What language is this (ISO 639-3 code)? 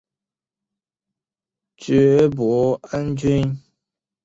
zho